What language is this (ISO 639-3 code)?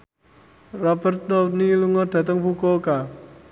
jav